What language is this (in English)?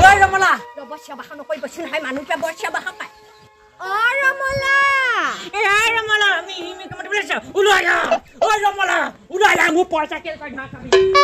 Thai